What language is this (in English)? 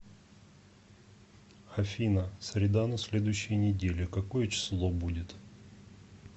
Russian